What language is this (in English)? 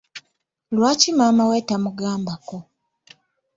Ganda